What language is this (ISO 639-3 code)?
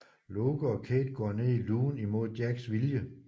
dan